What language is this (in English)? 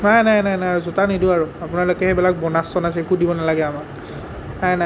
Assamese